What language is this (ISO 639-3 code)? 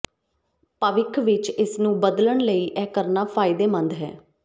pan